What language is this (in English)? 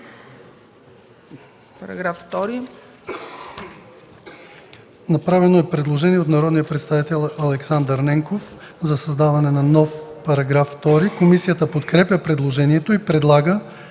Bulgarian